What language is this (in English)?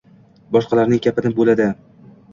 Uzbek